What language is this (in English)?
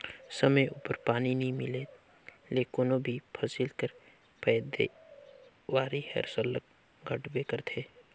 Chhattisgarhi